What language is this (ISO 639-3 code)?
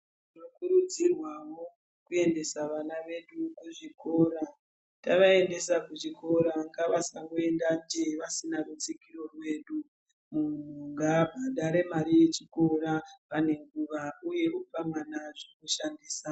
ndc